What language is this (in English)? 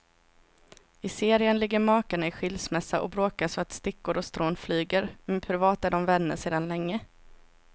Swedish